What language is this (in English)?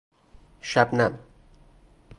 Persian